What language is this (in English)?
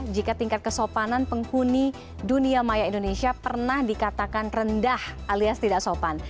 Indonesian